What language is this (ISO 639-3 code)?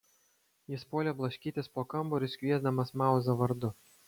lit